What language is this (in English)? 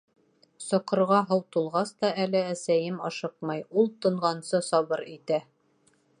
Bashkir